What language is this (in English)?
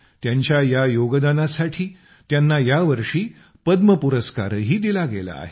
Marathi